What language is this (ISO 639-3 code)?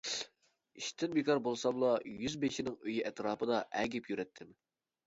uig